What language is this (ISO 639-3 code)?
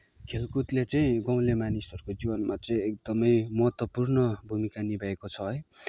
nep